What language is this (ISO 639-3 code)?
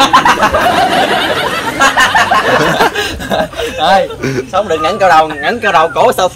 vie